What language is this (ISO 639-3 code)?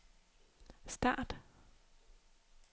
dan